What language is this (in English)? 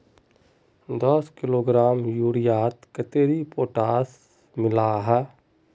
Magahi